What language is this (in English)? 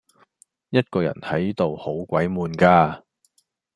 Cantonese